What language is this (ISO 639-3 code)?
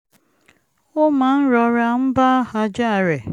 yor